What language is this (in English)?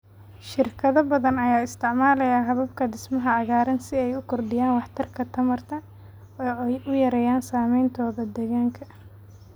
Somali